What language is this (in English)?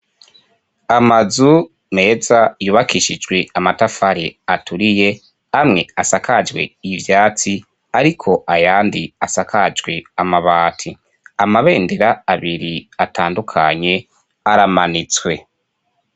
Rundi